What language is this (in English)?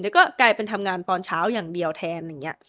Thai